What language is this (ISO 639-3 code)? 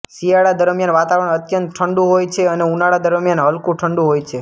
guj